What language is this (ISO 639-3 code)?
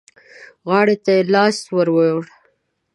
pus